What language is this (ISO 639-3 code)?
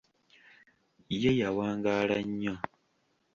lug